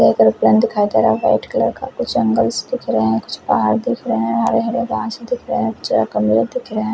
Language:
Hindi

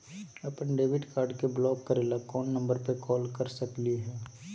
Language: Magahi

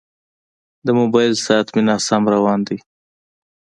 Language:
Pashto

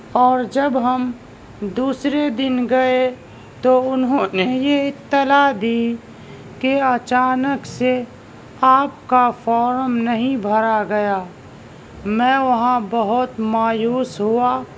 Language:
Urdu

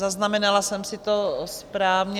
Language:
Czech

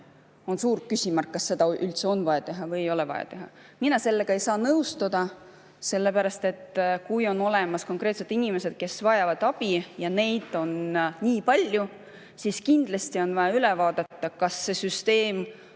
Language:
Estonian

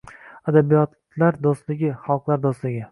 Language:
Uzbek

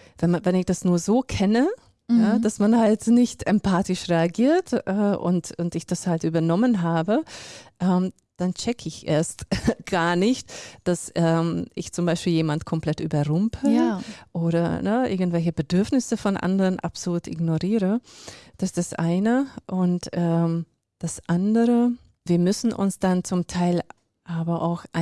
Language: German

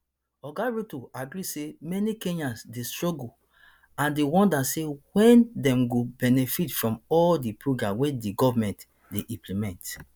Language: Nigerian Pidgin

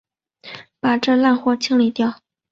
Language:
Chinese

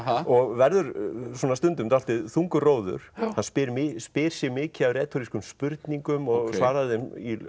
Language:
Icelandic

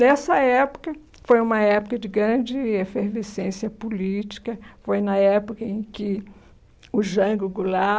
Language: Portuguese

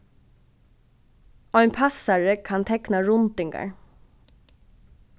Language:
Faroese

